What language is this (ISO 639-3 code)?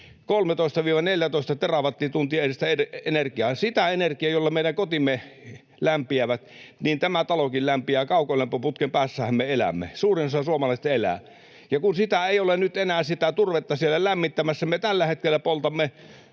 fin